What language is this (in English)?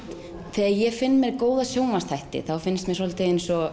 Icelandic